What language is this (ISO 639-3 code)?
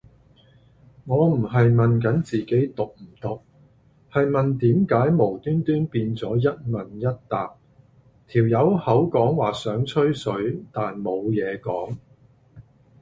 yue